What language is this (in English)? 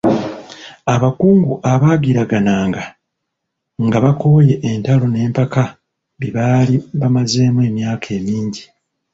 Ganda